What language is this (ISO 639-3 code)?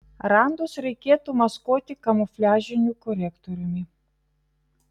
lit